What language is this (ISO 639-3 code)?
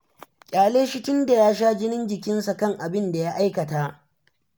hau